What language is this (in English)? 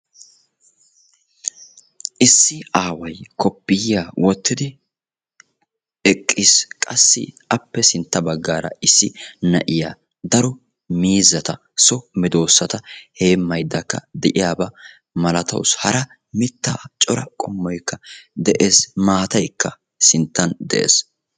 Wolaytta